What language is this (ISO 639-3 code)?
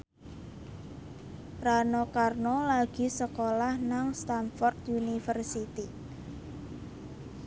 jav